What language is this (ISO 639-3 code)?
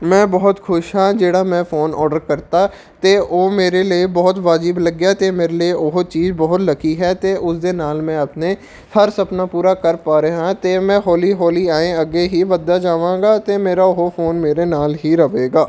pan